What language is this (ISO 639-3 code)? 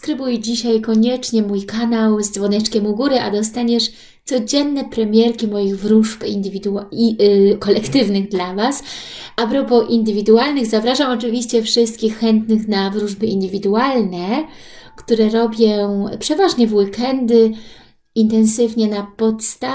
pol